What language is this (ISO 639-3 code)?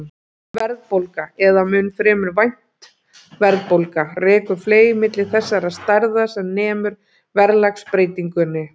isl